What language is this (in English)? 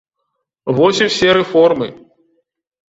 Belarusian